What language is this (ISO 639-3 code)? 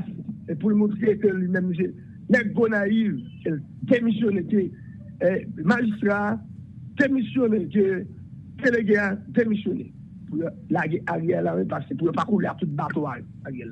fra